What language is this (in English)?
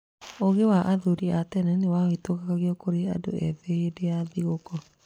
Kikuyu